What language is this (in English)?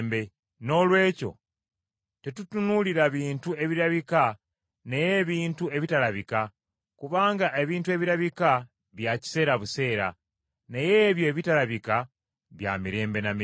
Ganda